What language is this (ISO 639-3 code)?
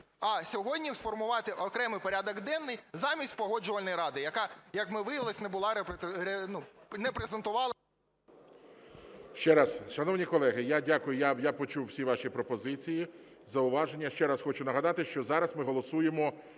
ukr